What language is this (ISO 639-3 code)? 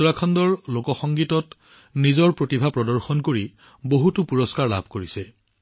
asm